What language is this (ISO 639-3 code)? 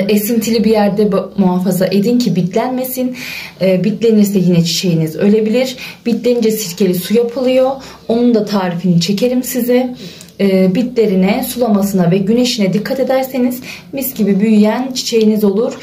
tur